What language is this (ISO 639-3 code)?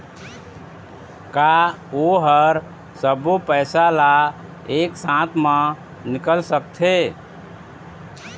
hne